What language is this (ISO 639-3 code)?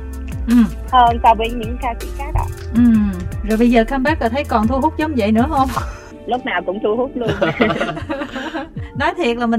vie